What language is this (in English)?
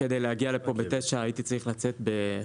Hebrew